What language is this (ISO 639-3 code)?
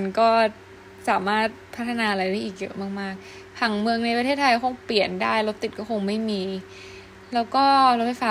tha